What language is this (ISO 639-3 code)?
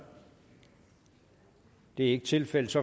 dan